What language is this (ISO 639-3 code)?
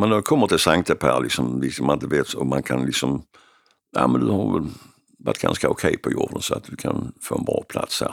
swe